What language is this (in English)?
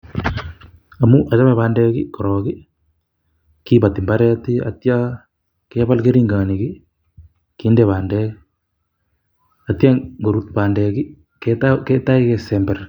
Kalenjin